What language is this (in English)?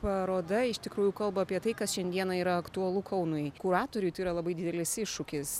Lithuanian